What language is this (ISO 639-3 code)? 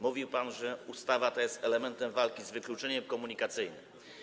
pol